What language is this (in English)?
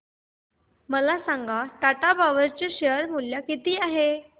Marathi